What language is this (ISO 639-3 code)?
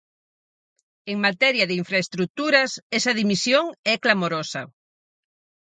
glg